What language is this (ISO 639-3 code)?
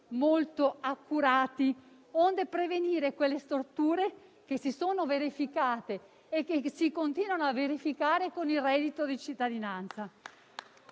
ita